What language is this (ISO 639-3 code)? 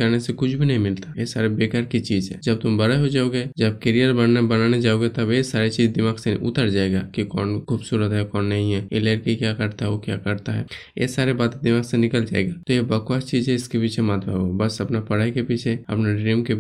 hin